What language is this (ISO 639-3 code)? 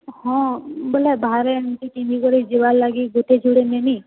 ori